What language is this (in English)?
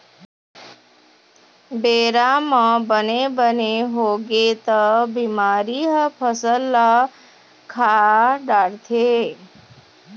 Chhattisgarhi